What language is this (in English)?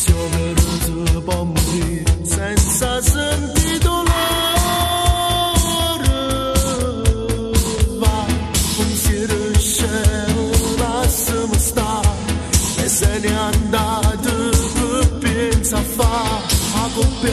Arabic